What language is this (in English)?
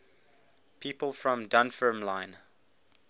English